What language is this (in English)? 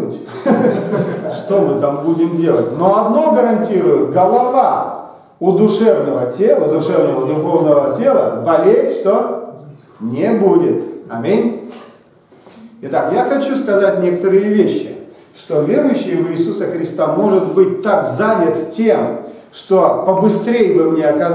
Russian